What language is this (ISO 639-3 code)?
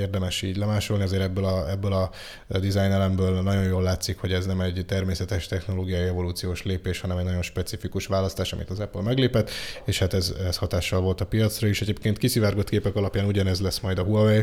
hun